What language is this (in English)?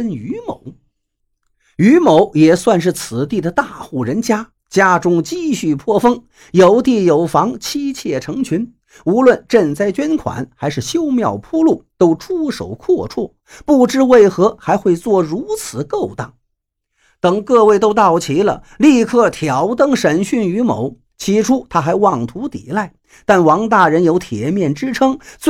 Chinese